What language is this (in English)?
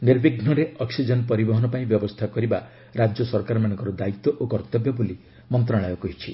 Odia